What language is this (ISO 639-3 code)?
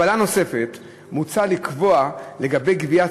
heb